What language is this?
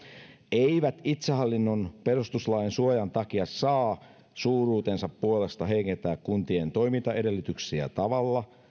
Finnish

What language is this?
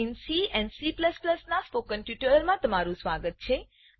Gujarati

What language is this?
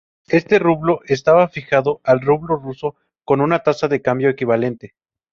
Spanish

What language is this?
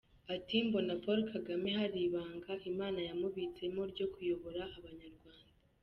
Kinyarwanda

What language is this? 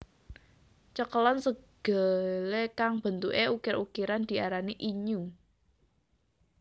Javanese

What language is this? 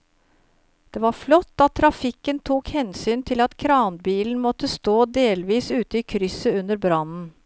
Norwegian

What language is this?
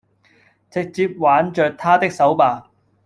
Cantonese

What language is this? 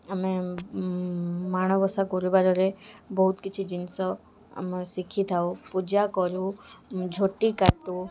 Odia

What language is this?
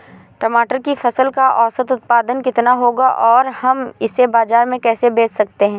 Hindi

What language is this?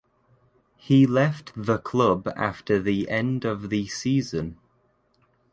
English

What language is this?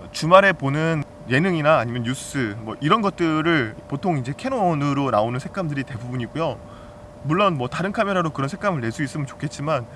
Korean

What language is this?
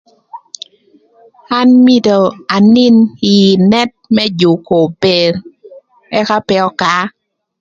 Thur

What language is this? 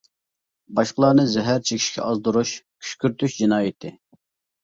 Uyghur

